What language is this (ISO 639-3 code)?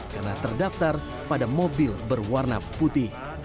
ind